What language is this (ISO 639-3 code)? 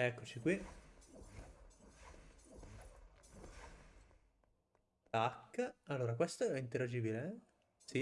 ita